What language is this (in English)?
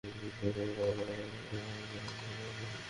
Bangla